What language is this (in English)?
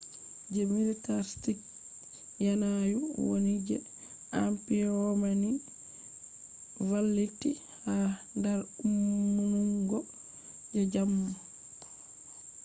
Fula